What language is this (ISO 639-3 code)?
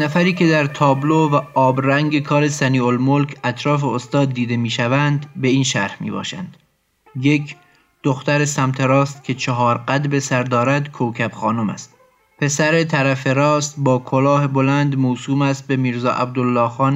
fas